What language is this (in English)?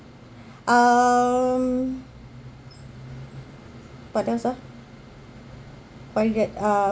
English